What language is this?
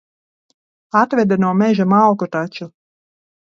Latvian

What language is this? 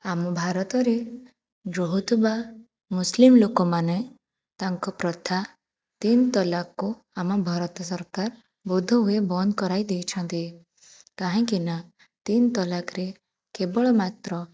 Odia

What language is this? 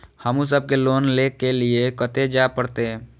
Maithili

